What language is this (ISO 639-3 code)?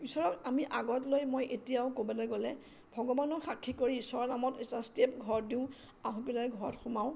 asm